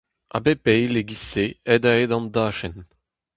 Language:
Breton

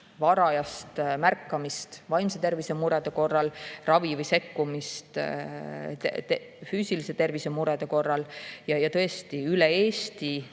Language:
Estonian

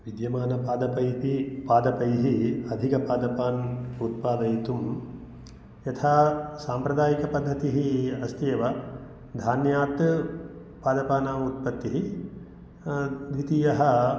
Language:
Sanskrit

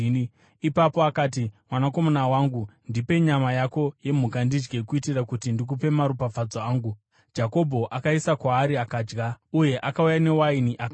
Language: Shona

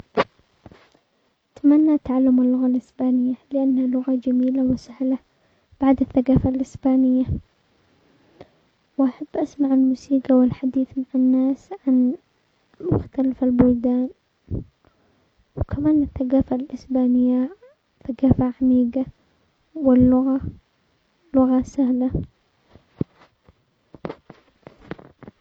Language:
Omani Arabic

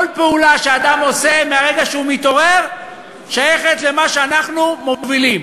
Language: Hebrew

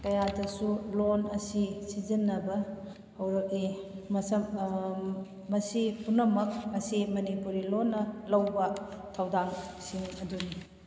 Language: Manipuri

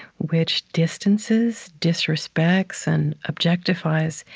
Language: English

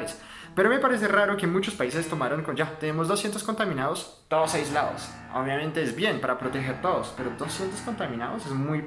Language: Spanish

